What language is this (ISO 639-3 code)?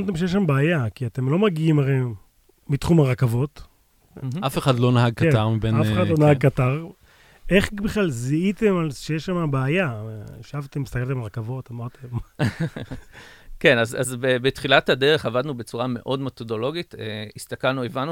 heb